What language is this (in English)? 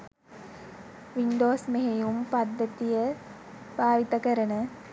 Sinhala